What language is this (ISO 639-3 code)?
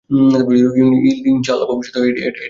ben